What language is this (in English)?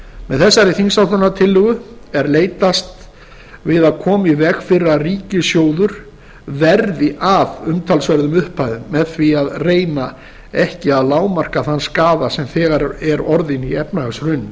Icelandic